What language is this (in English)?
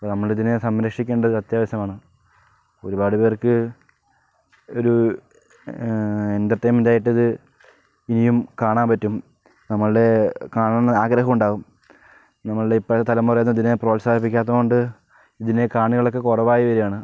Malayalam